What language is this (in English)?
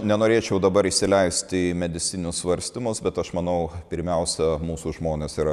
Lithuanian